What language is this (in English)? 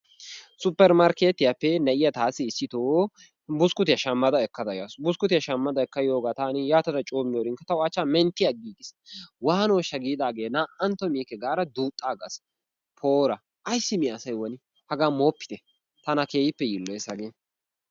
Wolaytta